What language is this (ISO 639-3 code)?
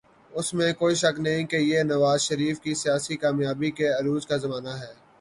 urd